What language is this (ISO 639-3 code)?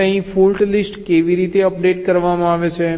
guj